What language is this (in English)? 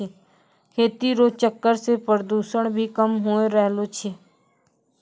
Maithili